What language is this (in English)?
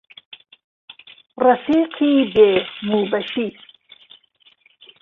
Central Kurdish